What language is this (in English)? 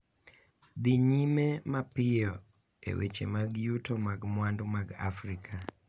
Luo (Kenya and Tanzania)